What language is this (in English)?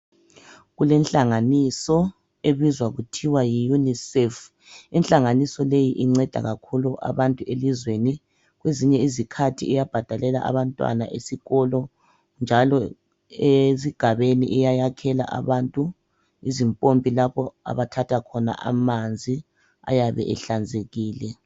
North Ndebele